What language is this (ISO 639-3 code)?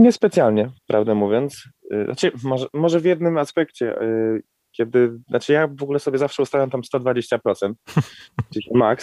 pol